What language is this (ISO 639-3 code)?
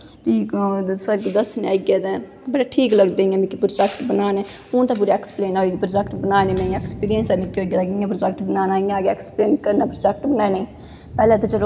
doi